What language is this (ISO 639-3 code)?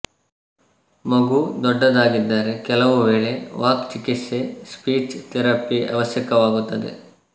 kan